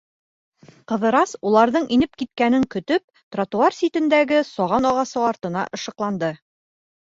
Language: Bashkir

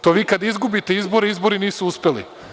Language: Serbian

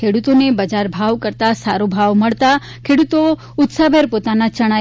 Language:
Gujarati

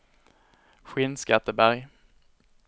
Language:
Swedish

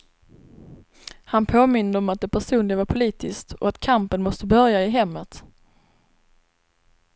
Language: Swedish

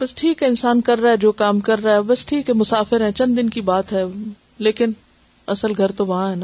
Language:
Urdu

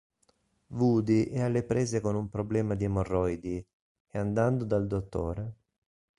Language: Italian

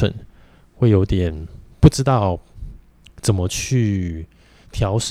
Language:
Chinese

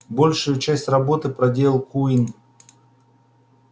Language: Russian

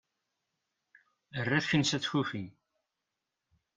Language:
Kabyle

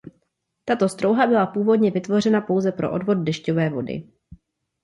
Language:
Czech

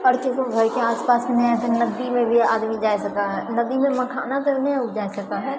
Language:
Maithili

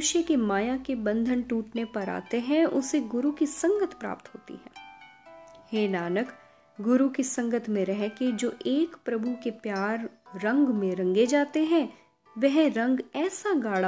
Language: Hindi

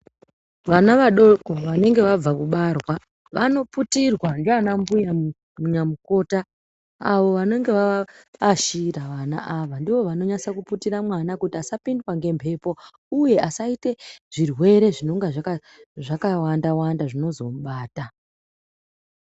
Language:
Ndau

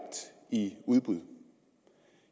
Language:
Danish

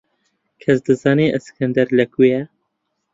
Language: Central Kurdish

